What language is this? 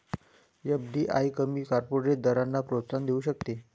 Marathi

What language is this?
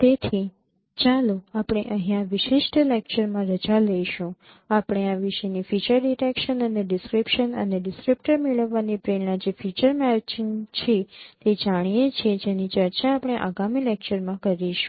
Gujarati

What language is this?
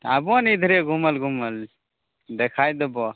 Maithili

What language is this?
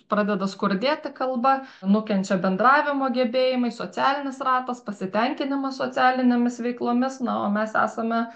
Lithuanian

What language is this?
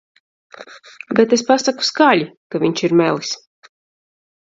Latvian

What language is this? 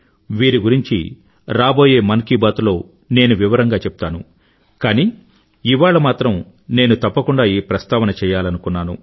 Telugu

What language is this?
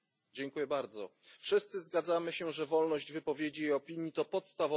Polish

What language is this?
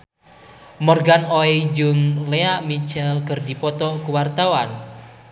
Sundanese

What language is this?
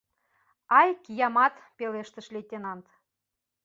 Mari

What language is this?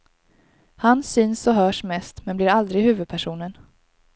Swedish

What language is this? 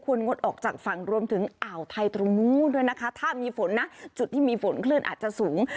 Thai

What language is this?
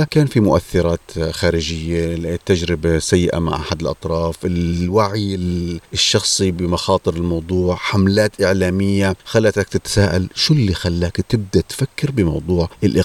Arabic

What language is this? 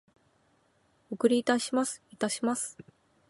Japanese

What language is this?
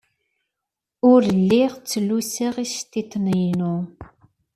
Kabyle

